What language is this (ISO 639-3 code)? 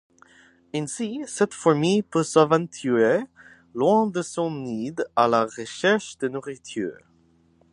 fra